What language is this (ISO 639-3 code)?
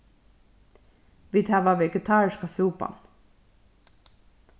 fao